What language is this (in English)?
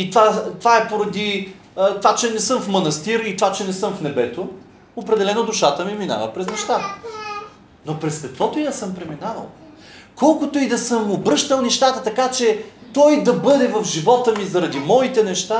Bulgarian